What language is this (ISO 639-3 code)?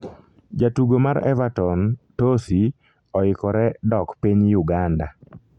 luo